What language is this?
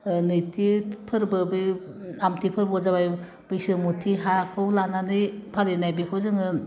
Bodo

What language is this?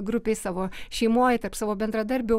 Lithuanian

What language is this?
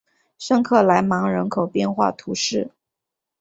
Chinese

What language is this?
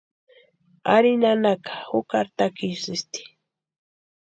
Western Highland Purepecha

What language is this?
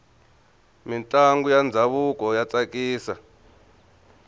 Tsonga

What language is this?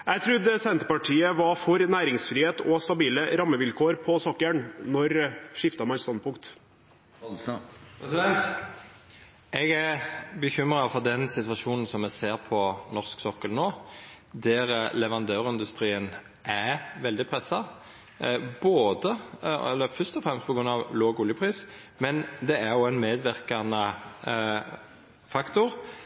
Norwegian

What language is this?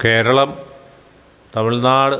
Malayalam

